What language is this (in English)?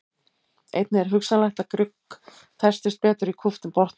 Icelandic